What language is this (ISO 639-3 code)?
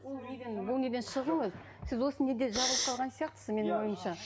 kaz